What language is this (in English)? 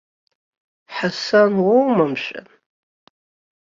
Abkhazian